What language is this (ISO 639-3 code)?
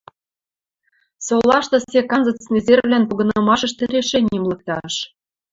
mrj